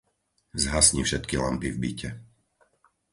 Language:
Slovak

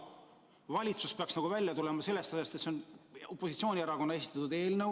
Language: Estonian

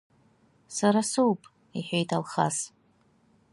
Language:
Abkhazian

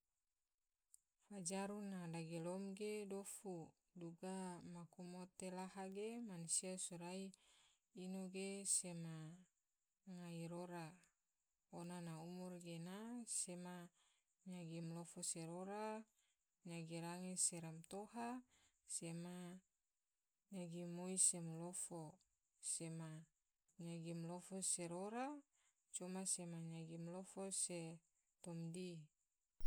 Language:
Tidore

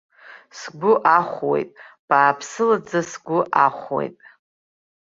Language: Abkhazian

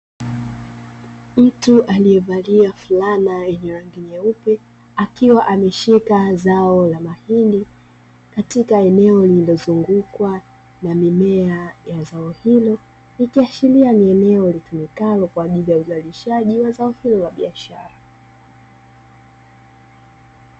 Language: Swahili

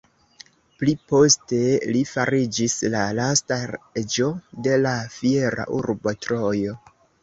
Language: Esperanto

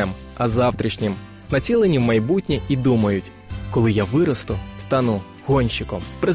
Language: Ukrainian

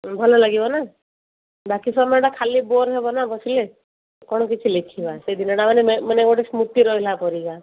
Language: Odia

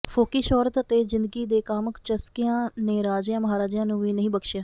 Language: Punjabi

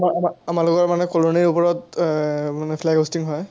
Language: Assamese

